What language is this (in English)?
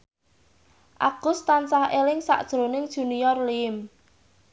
Javanese